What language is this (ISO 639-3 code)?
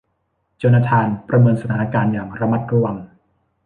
tha